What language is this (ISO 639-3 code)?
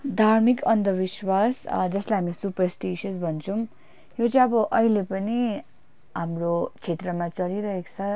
nep